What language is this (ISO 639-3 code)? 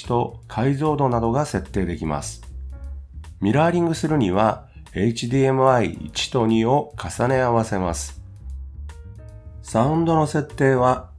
jpn